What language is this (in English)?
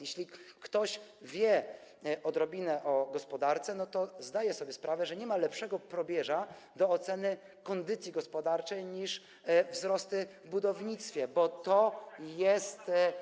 Polish